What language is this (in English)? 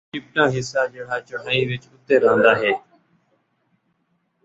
Saraiki